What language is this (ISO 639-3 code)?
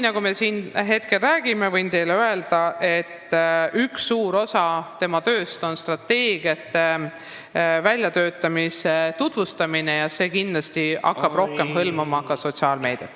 est